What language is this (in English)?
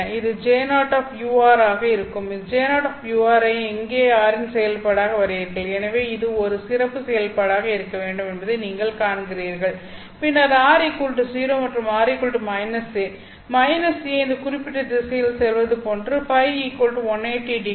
Tamil